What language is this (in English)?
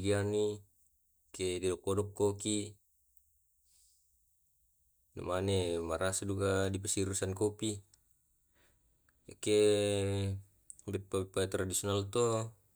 Tae'